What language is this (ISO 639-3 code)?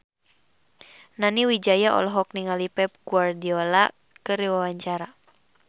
sun